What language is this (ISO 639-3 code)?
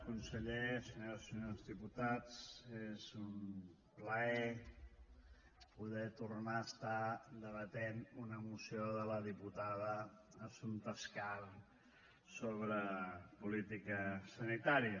cat